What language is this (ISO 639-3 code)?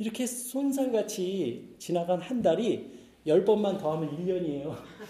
kor